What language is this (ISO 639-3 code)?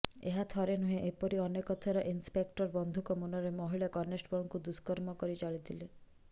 ori